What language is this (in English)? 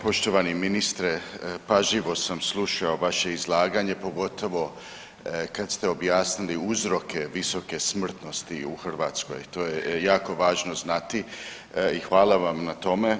Croatian